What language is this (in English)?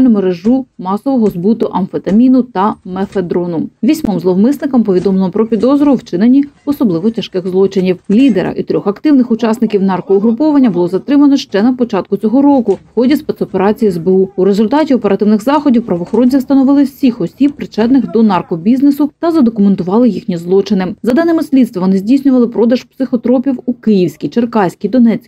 Ukrainian